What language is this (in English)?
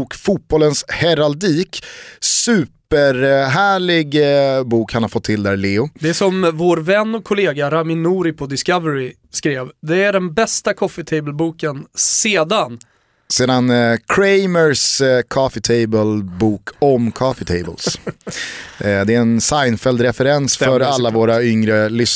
Swedish